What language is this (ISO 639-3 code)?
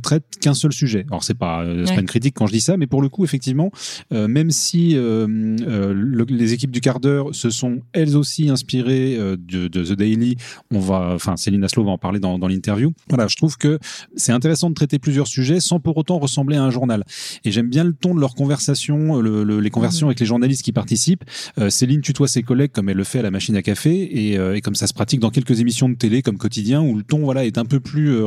fra